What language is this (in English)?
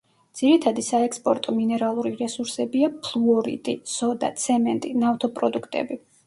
Georgian